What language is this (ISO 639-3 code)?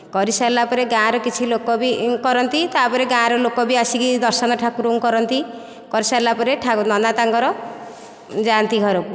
ori